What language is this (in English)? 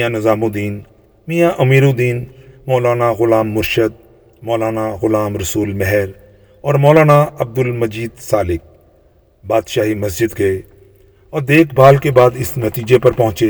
Urdu